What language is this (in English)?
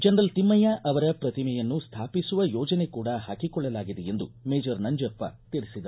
Kannada